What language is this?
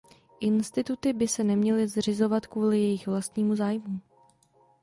Czech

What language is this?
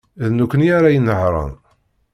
Kabyle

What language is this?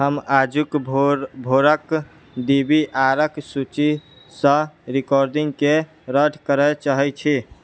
Maithili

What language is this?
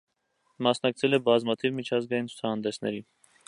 Armenian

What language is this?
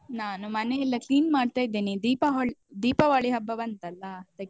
Kannada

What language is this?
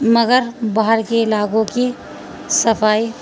Urdu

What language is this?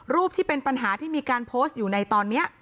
Thai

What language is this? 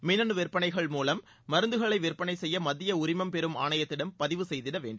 Tamil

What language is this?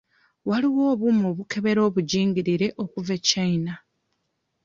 Ganda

